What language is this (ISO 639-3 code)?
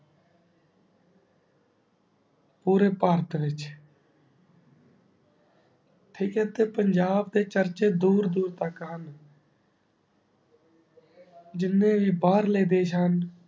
pan